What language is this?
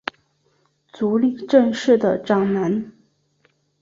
Chinese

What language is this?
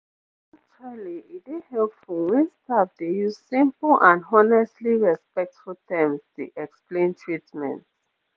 Nigerian Pidgin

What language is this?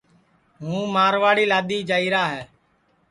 Sansi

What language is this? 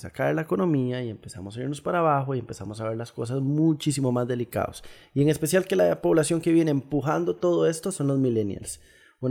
Spanish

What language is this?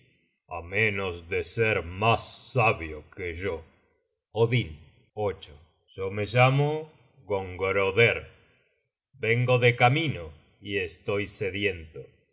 Spanish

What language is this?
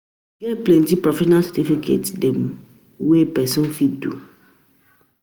Nigerian Pidgin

